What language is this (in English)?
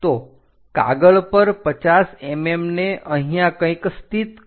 Gujarati